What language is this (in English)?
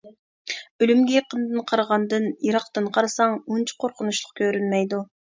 Uyghur